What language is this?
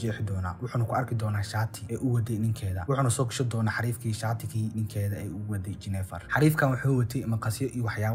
Arabic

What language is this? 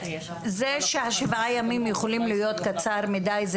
Hebrew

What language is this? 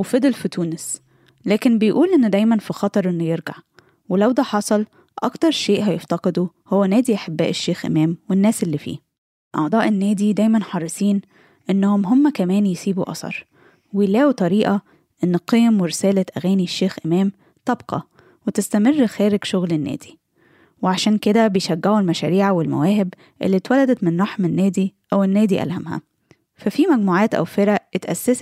Arabic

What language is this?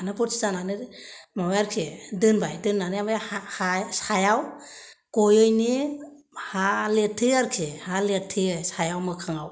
Bodo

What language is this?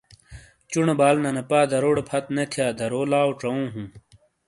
Shina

